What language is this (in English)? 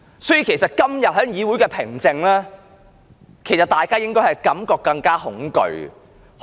Cantonese